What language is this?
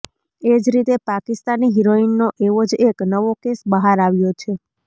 Gujarati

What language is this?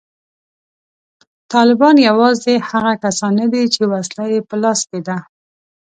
Pashto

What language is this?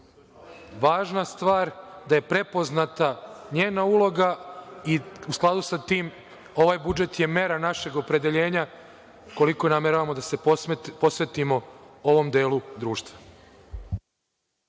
Serbian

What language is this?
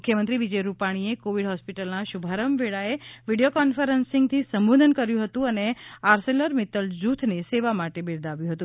Gujarati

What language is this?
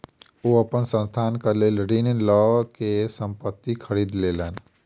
Maithili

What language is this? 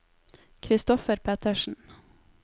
Norwegian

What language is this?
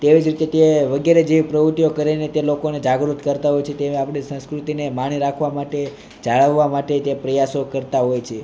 Gujarati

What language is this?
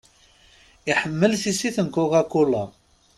Kabyle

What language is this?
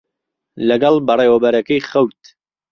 Central Kurdish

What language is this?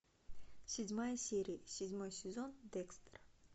Russian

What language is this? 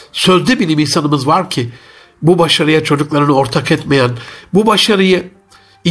Turkish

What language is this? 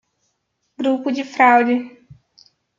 Portuguese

